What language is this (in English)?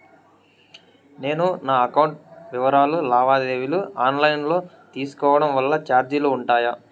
Telugu